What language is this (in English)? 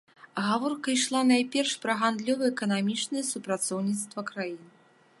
Belarusian